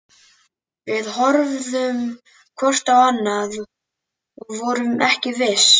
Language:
Icelandic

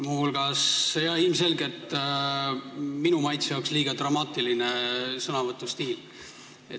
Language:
Estonian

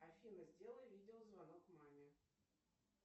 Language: Russian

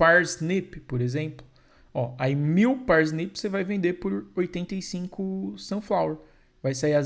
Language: Portuguese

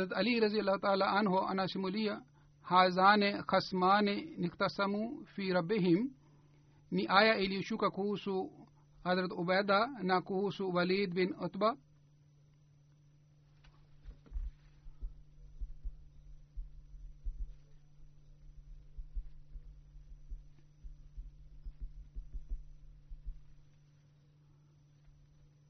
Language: Swahili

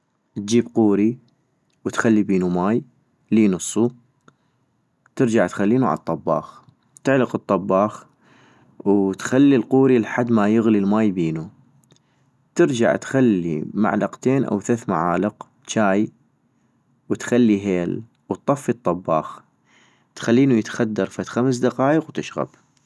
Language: North Mesopotamian Arabic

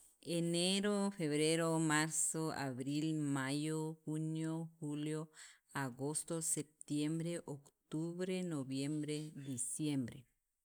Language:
Sacapulteco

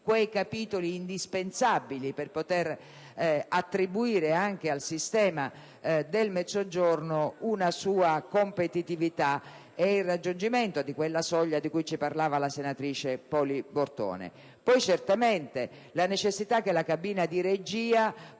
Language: Italian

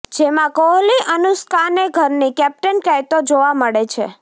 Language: Gujarati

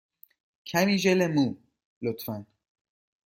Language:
Persian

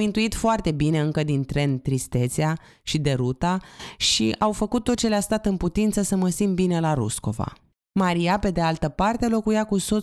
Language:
Romanian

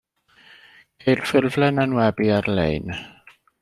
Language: Welsh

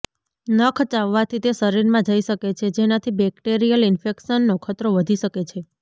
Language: Gujarati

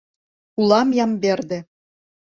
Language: Mari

